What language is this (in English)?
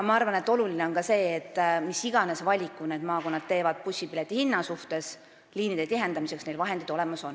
Estonian